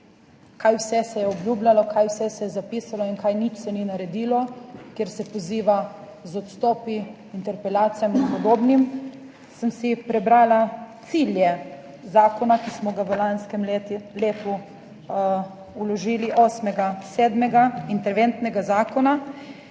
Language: Slovenian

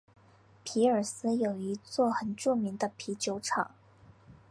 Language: Chinese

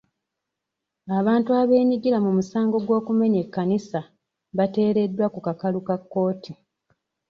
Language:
Ganda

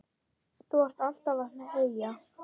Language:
Icelandic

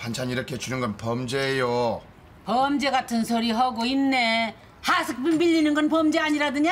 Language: Korean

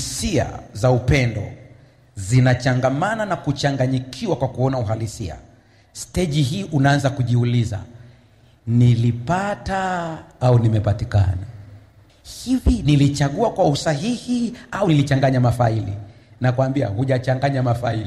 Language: Swahili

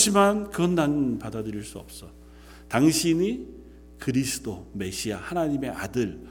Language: Korean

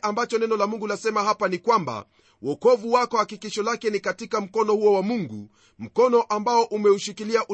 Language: Swahili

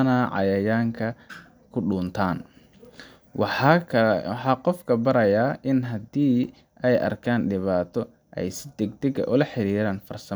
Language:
Somali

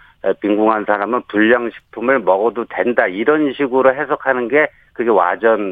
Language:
Korean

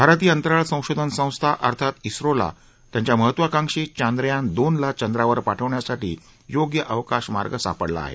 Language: Marathi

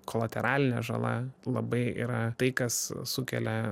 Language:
Lithuanian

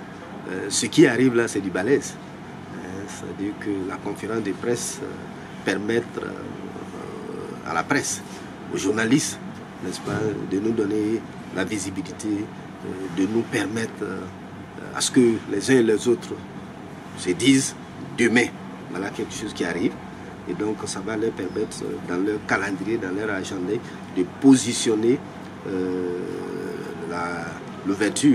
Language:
French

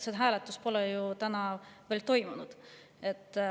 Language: Estonian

